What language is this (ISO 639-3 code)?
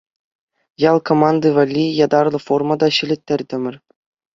chv